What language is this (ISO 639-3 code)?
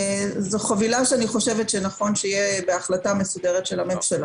heb